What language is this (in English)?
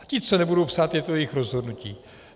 Czech